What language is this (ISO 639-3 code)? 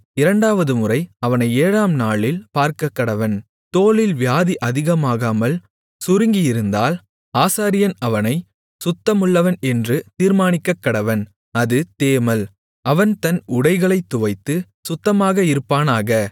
tam